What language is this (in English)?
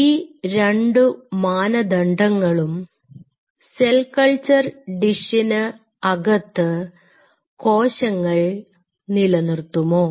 Malayalam